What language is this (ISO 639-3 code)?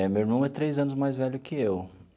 por